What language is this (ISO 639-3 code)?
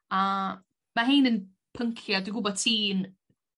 cym